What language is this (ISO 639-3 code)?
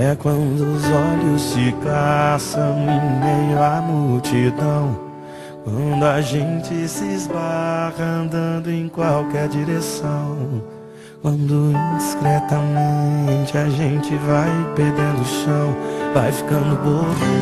por